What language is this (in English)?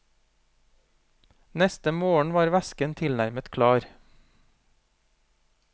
Norwegian